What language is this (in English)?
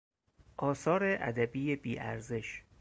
Persian